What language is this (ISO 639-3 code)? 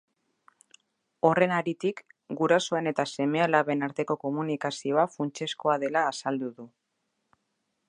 eus